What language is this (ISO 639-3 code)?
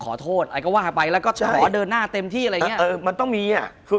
tha